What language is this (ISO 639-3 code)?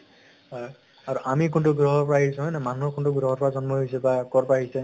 asm